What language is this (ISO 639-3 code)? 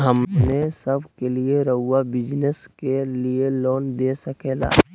mag